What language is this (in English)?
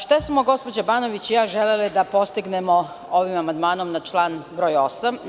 Serbian